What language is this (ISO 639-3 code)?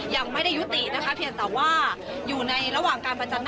tha